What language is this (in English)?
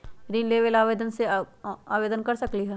Magahi